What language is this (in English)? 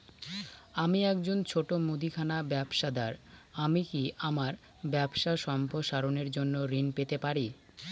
Bangla